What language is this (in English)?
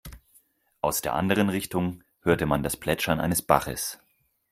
German